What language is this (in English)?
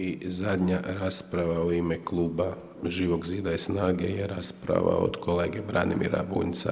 Croatian